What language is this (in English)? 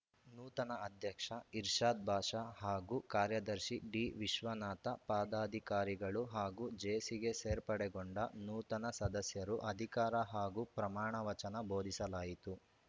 Kannada